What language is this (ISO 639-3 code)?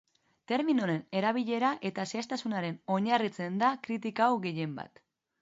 eus